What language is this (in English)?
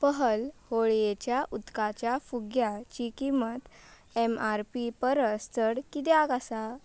Konkani